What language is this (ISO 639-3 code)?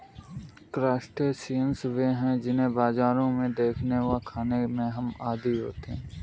hin